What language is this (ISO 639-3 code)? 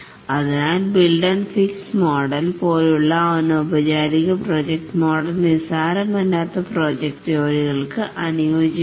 mal